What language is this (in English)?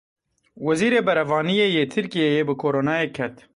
Kurdish